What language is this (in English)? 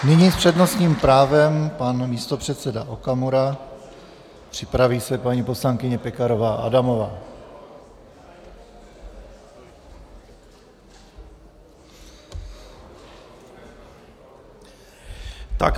Czech